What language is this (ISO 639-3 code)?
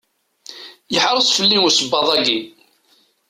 kab